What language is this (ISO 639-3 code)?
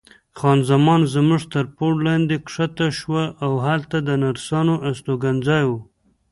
pus